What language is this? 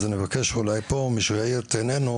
Hebrew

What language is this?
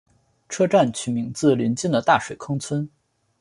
Chinese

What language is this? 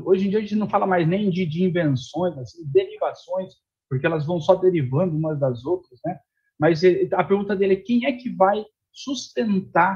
Portuguese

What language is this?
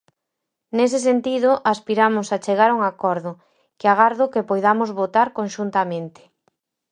Galician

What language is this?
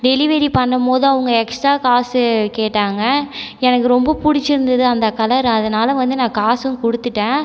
Tamil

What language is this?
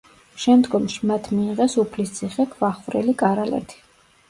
Georgian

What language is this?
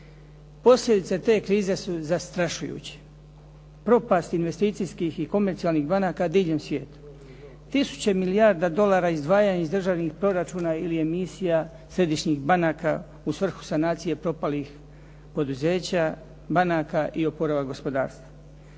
Croatian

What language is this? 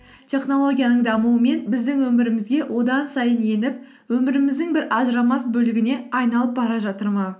Kazakh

